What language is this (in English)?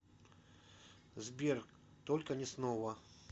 Russian